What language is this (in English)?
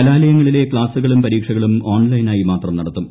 Malayalam